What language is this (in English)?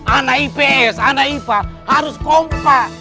Indonesian